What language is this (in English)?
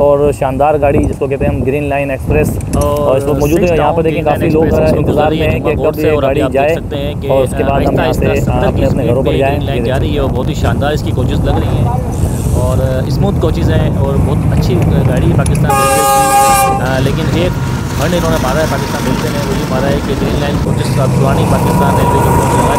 Hindi